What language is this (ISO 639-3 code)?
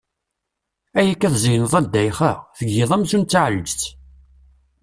kab